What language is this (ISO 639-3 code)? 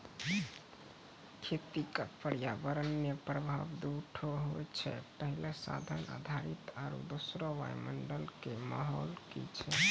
mai